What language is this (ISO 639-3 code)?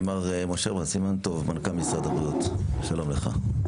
heb